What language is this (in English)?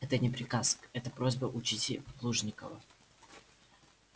Russian